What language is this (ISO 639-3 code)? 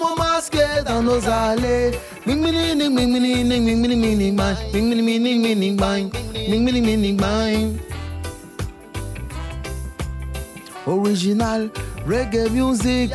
fra